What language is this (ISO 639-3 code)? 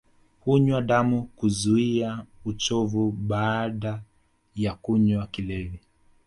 swa